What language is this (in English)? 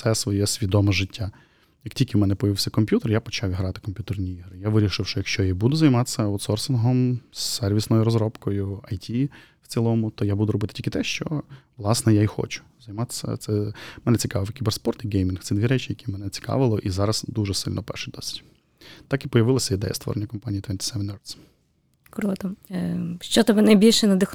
Ukrainian